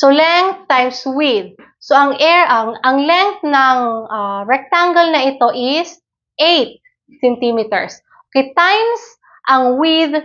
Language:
Filipino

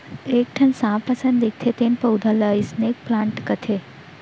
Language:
Chhattisgarhi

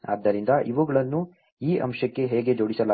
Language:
Kannada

